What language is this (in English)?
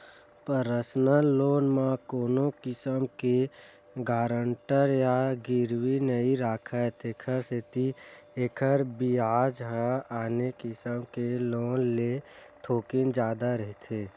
Chhattisgarhi